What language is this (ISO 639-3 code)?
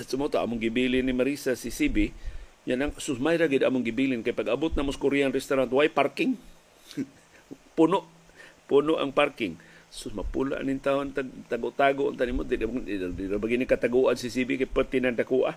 fil